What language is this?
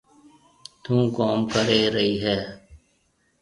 Marwari (Pakistan)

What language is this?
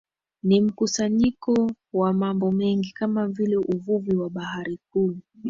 Swahili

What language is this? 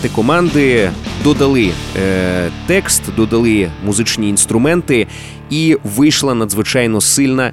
Ukrainian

